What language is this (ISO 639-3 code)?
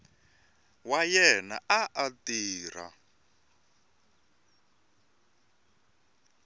tso